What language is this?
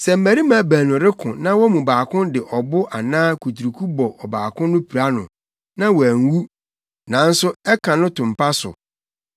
Akan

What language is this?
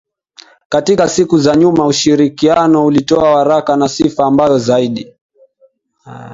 Swahili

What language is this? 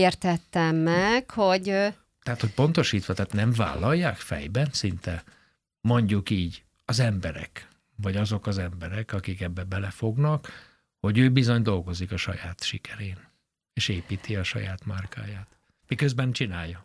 Hungarian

